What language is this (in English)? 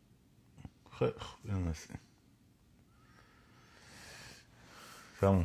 Persian